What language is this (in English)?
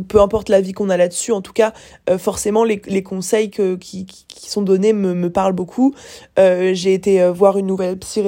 French